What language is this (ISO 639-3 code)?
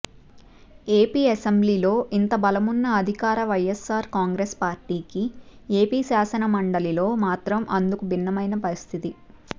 tel